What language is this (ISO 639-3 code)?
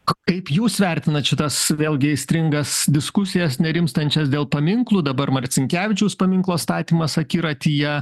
lit